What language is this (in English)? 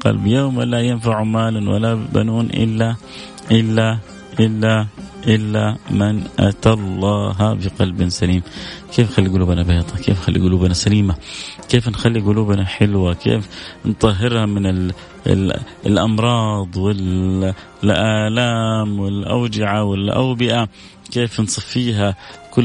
Arabic